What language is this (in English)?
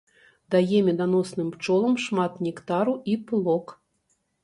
Belarusian